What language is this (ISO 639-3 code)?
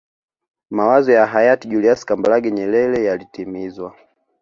swa